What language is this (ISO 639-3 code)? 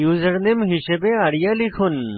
ben